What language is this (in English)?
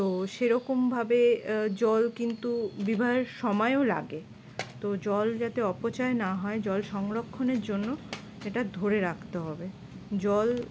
Bangla